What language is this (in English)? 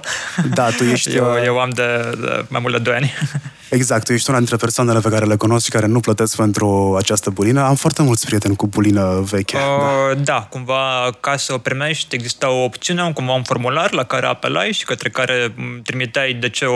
Romanian